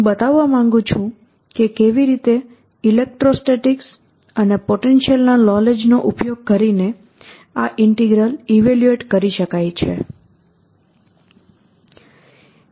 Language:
Gujarati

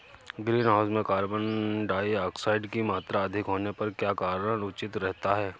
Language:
Hindi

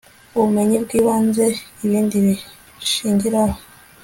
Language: Kinyarwanda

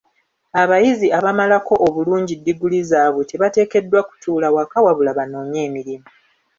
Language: Ganda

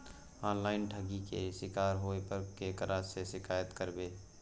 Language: Maithili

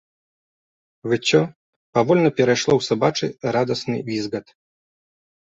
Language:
Belarusian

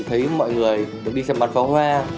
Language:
Vietnamese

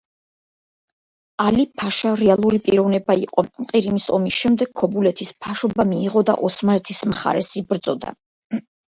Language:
Georgian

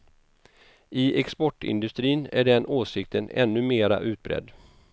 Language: Swedish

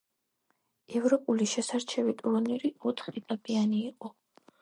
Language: Georgian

